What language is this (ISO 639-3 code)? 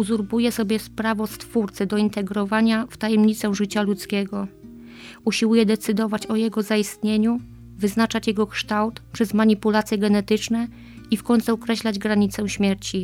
pol